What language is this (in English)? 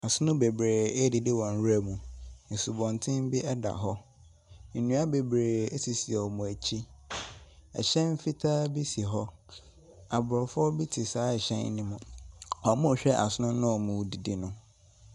Akan